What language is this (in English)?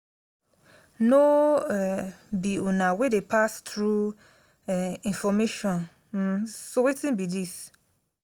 Nigerian Pidgin